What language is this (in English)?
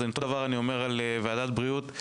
Hebrew